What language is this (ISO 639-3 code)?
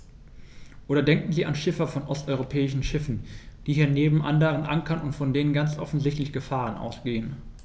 deu